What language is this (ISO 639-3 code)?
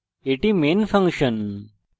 ben